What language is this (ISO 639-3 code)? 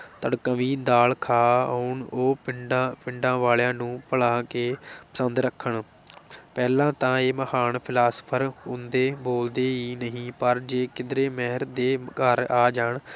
pan